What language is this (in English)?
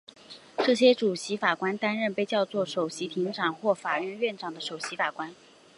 Chinese